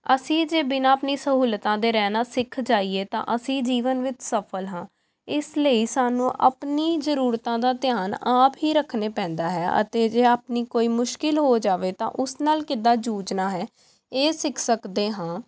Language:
Punjabi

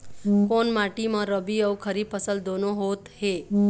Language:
Chhattisgarhi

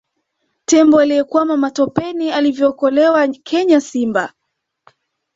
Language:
Swahili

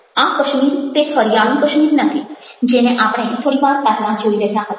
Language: Gujarati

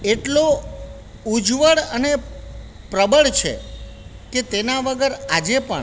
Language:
Gujarati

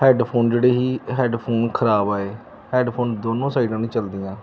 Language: Punjabi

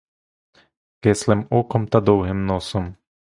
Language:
Ukrainian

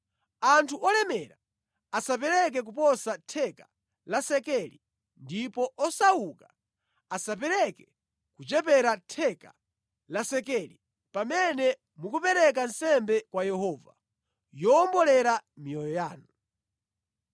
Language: Nyanja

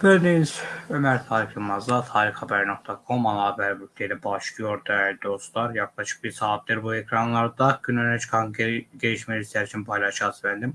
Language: Turkish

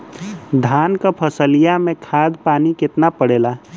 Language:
Bhojpuri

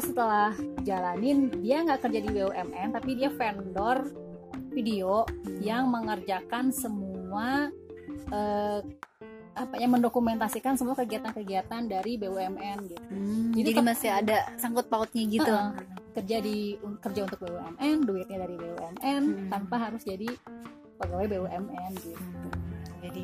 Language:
Indonesian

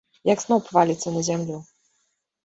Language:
Belarusian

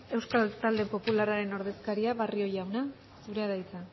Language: Basque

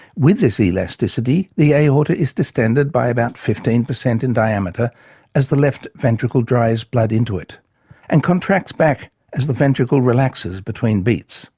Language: English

